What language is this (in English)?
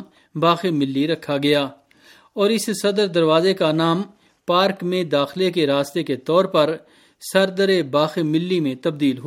Urdu